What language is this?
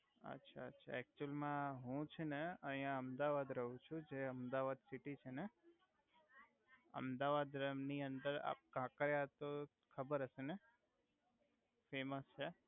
Gujarati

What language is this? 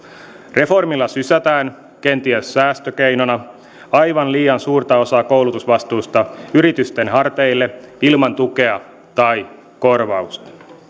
Finnish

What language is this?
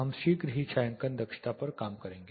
Hindi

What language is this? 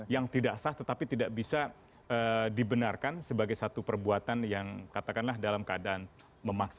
Indonesian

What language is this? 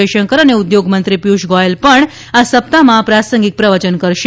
Gujarati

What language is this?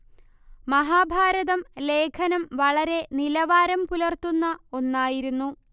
Malayalam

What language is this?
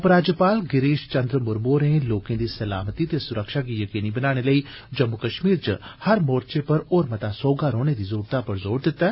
Dogri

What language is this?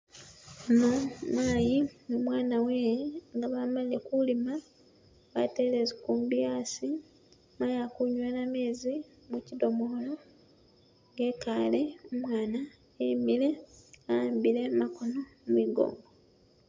Masaaba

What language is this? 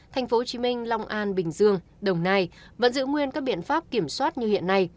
Vietnamese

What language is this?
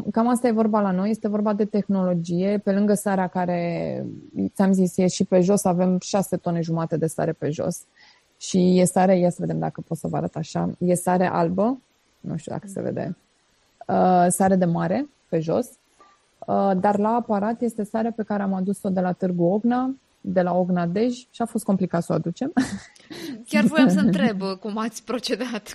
Romanian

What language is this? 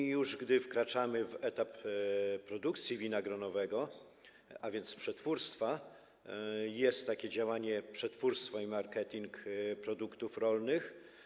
Polish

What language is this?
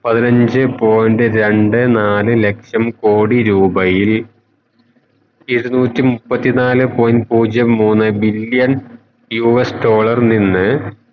Malayalam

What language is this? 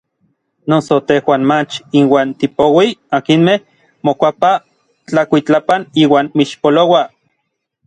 Orizaba Nahuatl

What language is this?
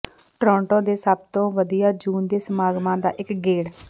Punjabi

